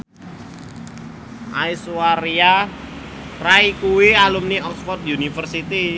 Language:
Javanese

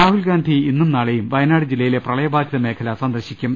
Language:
Malayalam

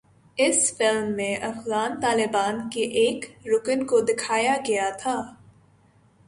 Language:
Urdu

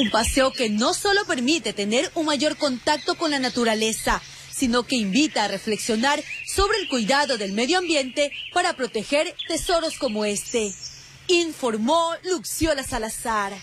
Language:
Spanish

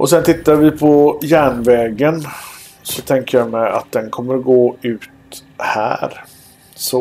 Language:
Swedish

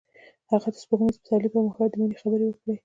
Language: Pashto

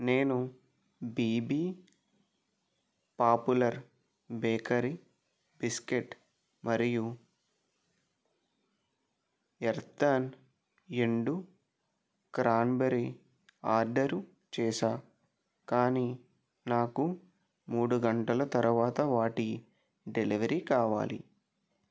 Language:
Telugu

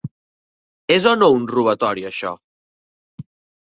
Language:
Catalan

